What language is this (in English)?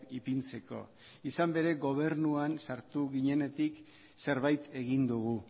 Basque